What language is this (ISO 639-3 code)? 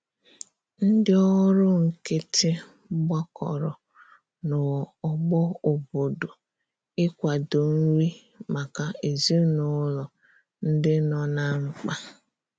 ibo